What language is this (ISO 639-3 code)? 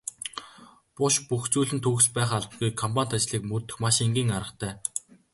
mon